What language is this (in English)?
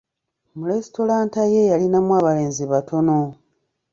Ganda